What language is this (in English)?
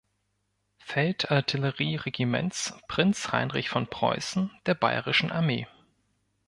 German